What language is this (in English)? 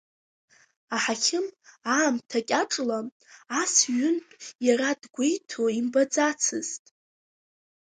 Abkhazian